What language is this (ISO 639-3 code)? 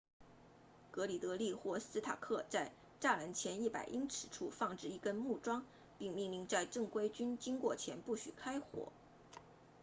zho